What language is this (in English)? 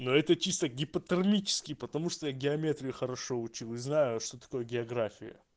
Russian